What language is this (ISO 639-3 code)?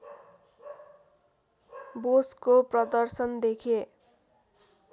nep